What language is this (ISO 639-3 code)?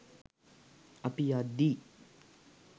sin